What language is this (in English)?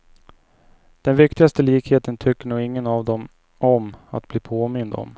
Swedish